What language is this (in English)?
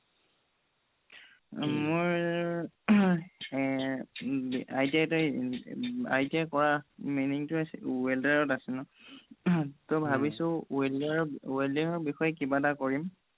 Assamese